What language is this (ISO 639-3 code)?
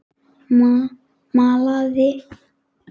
isl